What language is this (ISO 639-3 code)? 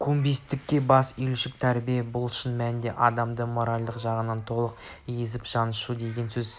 kaz